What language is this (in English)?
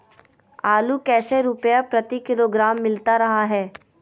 Magahi